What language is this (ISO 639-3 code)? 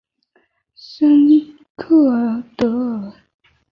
zho